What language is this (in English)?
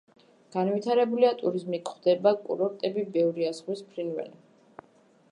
Georgian